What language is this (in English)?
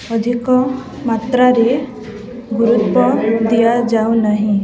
Odia